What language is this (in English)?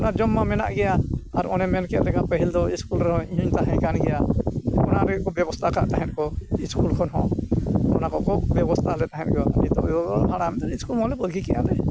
Santali